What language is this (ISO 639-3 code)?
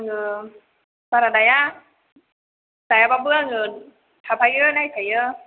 brx